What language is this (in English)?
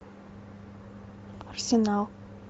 Russian